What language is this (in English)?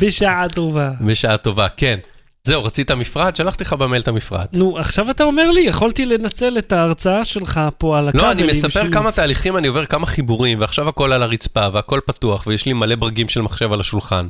Hebrew